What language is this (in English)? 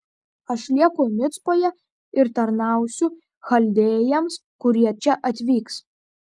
Lithuanian